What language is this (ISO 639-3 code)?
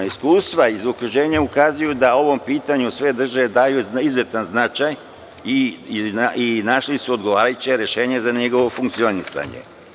srp